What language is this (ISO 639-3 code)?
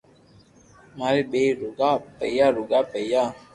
lrk